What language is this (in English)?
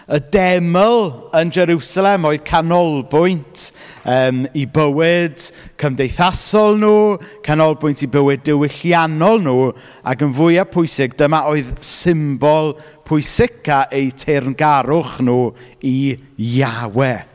Welsh